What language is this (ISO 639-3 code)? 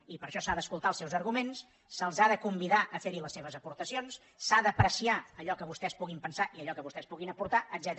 cat